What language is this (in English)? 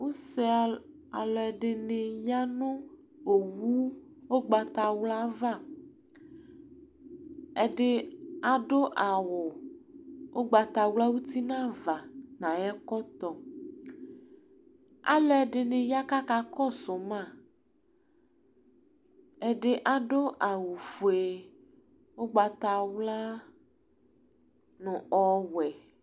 Ikposo